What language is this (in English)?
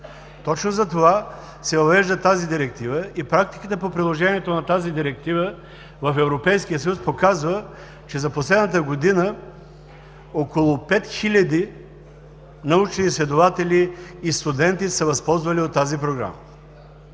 Bulgarian